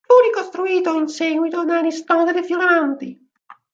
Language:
Italian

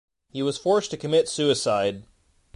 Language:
English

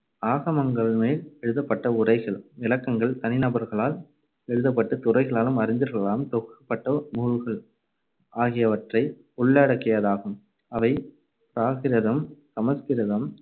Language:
Tamil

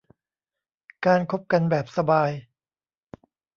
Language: Thai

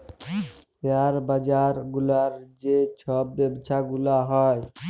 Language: Bangla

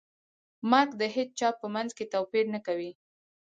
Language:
Pashto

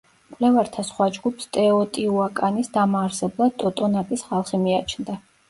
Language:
Georgian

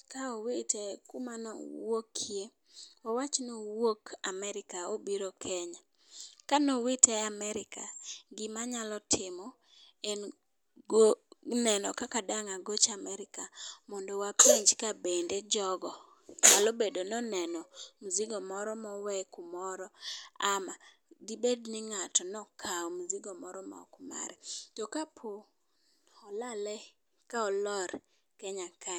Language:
Luo (Kenya and Tanzania)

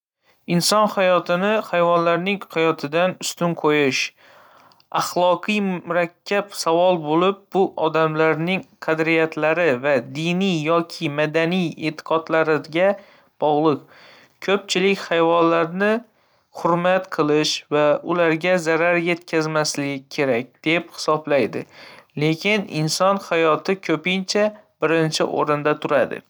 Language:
Uzbek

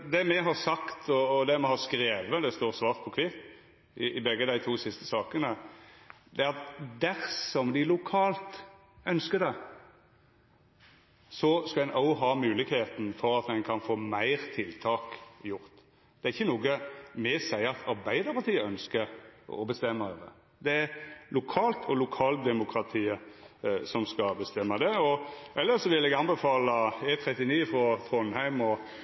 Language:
Norwegian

